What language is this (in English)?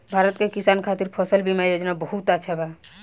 Bhojpuri